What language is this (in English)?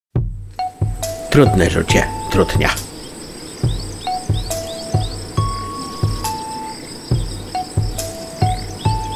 Polish